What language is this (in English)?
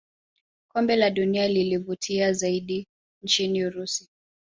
Swahili